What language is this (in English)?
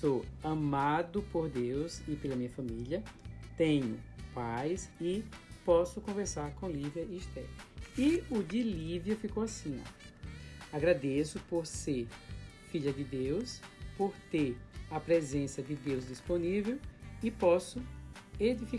Portuguese